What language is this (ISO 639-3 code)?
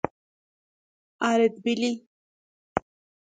fas